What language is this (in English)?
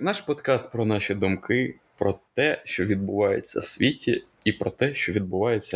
Ukrainian